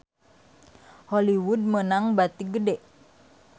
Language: Sundanese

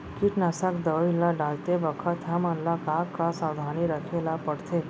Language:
Chhattisgarhi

